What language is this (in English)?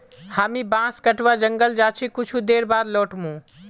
Magahi